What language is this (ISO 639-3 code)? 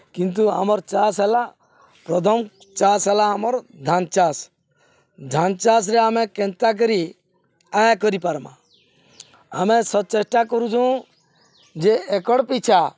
ori